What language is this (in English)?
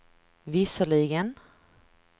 Swedish